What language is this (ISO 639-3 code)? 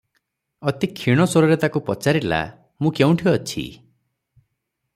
ori